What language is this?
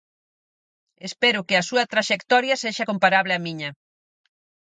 Galician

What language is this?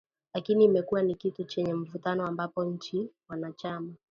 Swahili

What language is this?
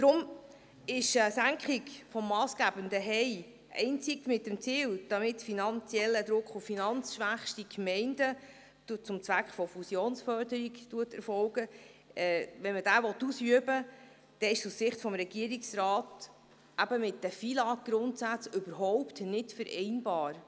Swiss German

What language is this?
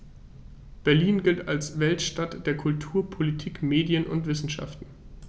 German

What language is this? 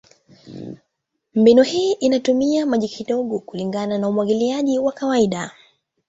Swahili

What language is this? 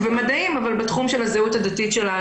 Hebrew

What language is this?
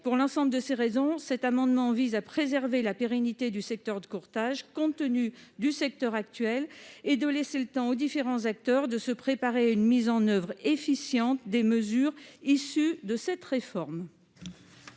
French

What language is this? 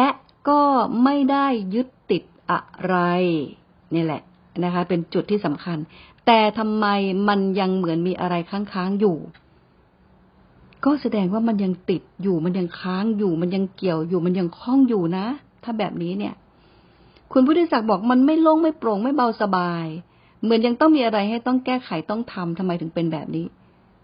Thai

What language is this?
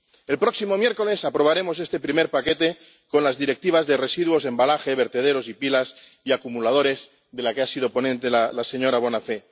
Spanish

